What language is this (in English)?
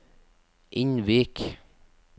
Norwegian